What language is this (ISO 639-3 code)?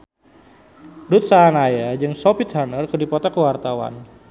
sun